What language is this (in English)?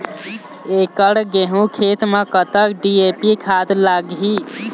Chhattisgarhi